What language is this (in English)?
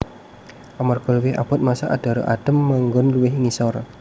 Javanese